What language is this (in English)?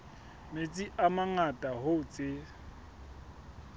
Southern Sotho